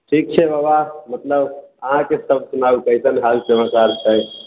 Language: Maithili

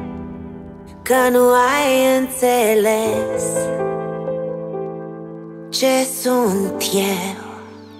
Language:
Romanian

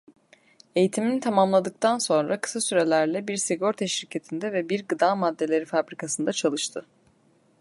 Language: Turkish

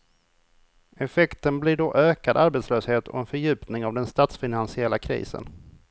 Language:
Swedish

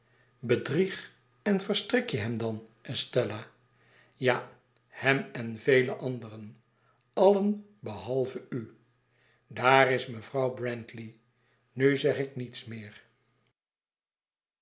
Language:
Dutch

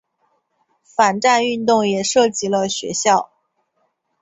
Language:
Chinese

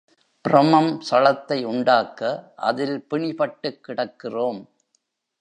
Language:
Tamil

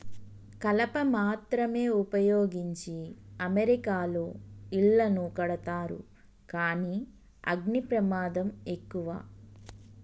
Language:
Telugu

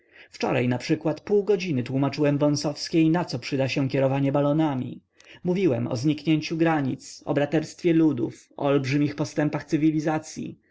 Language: Polish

